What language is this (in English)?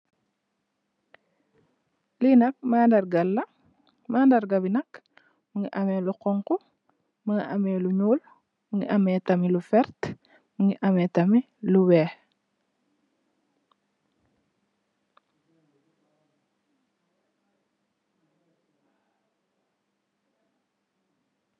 Wolof